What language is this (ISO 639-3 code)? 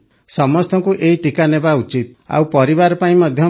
ori